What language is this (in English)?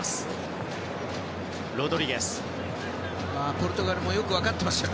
Japanese